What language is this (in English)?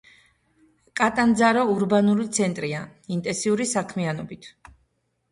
Georgian